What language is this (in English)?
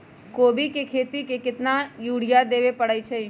Magahi